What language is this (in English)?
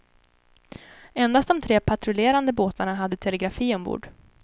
Swedish